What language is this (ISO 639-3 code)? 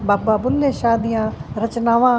pan